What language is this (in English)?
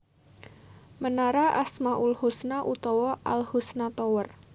Javanese